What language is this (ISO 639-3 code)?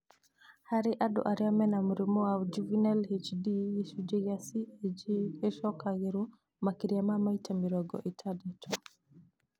kik